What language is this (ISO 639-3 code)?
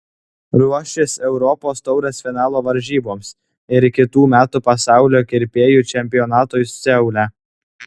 lit